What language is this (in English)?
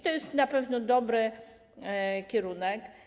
Polish